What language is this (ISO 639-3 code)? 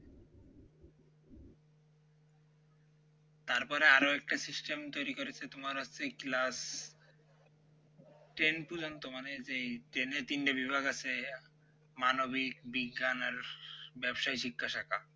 ben